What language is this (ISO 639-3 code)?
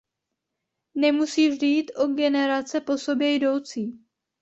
ces